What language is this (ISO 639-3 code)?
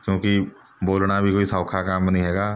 pan